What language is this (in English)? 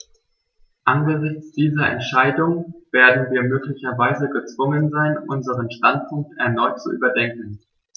German